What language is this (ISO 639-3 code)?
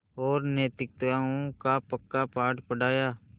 hin